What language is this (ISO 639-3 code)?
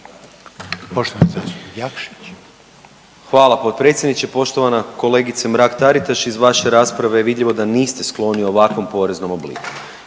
hrv